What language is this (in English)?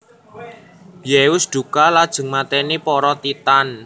Javanese